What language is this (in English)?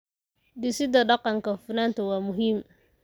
Somali